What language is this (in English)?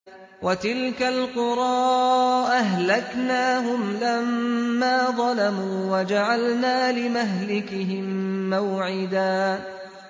Arabic